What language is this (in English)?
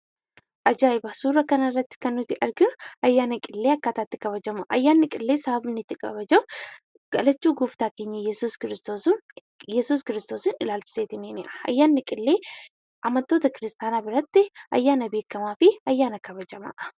Oromo